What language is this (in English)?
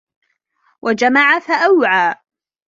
Arabic